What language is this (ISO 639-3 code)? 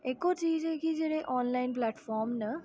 doi